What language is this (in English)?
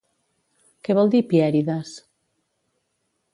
Catalan